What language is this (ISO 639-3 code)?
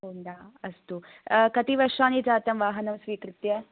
san